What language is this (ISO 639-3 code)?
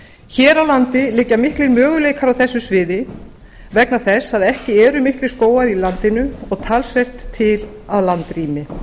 isl